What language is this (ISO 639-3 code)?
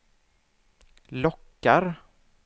swe